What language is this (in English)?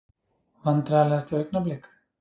Icelandic